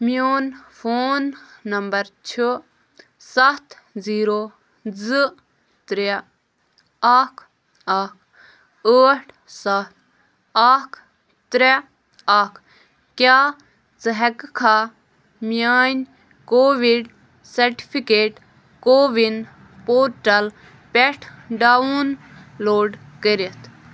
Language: Kashmiri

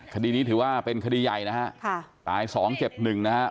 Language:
Thai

